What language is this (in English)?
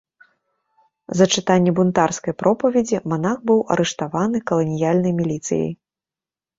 Belarusian